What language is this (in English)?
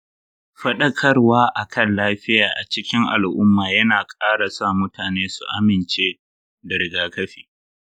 Hausa